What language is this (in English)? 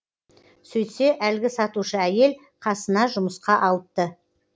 Kazakh